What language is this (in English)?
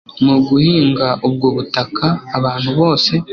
Kinyarwanda